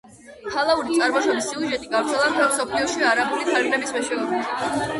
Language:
Georgian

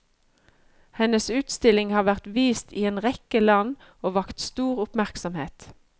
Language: Norwegian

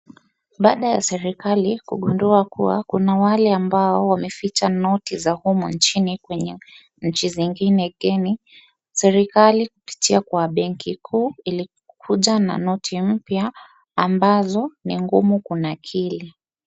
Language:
Swahili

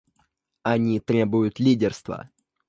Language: Russian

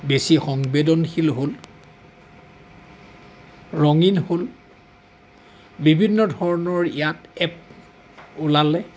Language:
Assamese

